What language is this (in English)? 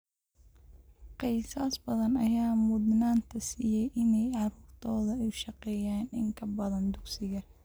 Somali